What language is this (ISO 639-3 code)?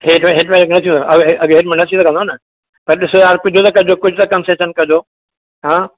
snd